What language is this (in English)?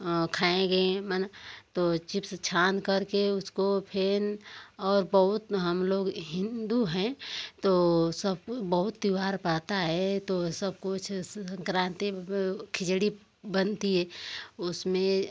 Hindi